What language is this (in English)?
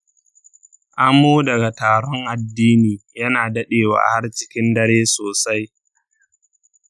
Hausa